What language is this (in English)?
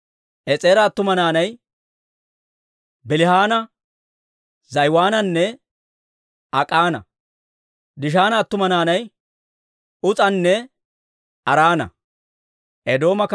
Dawro